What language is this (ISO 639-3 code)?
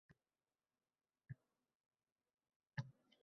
uzb